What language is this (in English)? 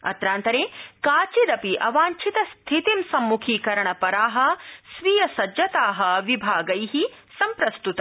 Sanskrit